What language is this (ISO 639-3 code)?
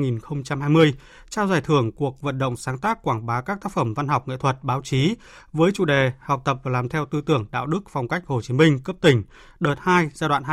vie